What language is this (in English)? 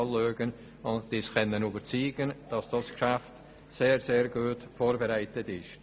Swiss German